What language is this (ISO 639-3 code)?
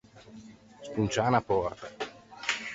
lij